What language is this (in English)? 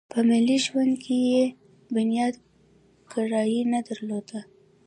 Pashto